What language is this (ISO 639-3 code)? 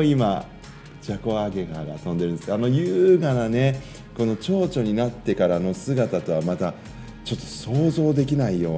jpn